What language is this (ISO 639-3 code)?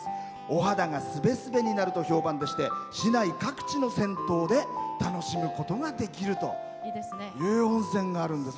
jpn